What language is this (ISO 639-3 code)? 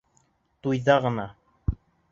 bak